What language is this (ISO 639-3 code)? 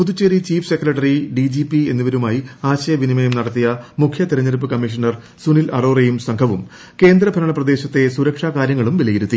mal